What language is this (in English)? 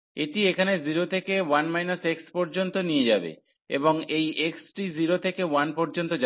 Bangla